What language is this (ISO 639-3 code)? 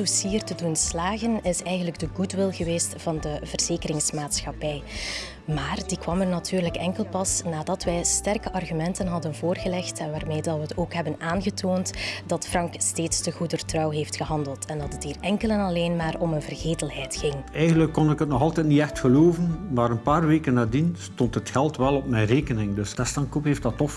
nld